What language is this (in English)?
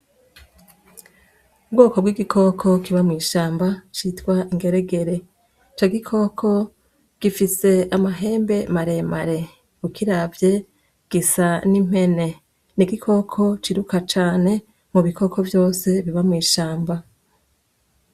Rundi